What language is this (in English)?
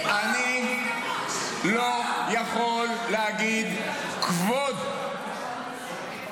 Hebrew